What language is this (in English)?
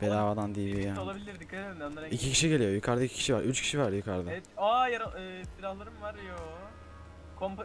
Turkish